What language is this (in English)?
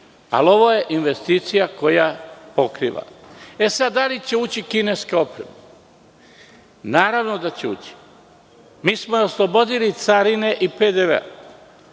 Serbian